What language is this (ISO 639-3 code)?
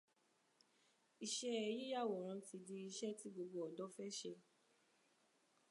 yor